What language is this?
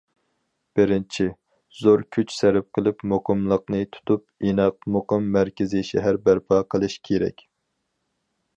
Uyghur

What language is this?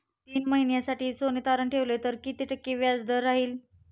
Marathi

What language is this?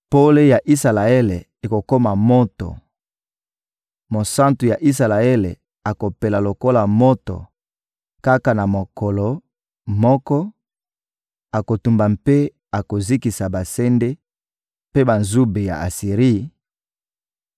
Lingala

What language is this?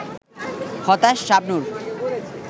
Bangla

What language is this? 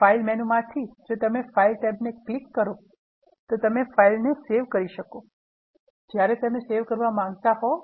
Gujarati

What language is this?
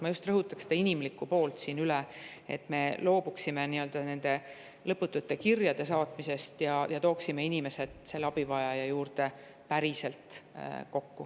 Estonian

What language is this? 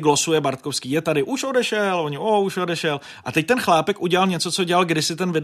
Czech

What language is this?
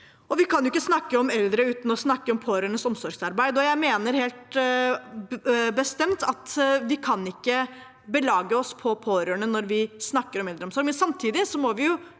Norwegian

